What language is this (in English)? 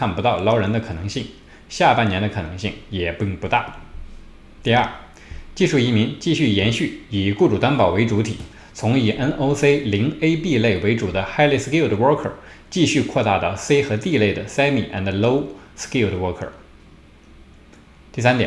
Chinese